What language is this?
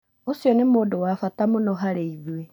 Kikuyu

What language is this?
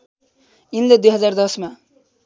Nepali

